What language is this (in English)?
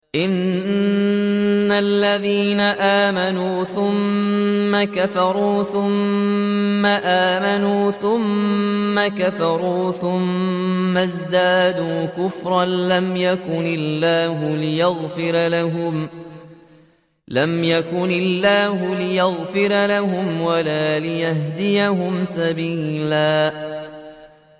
Arabic